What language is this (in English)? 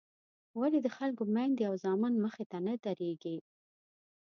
Pashto